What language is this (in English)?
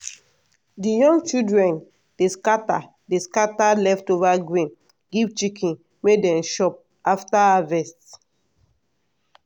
Nigerian Pidgin